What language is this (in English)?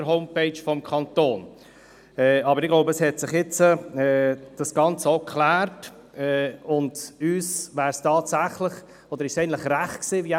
Swiss German